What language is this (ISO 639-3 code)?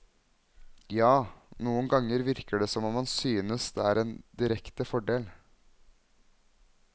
nor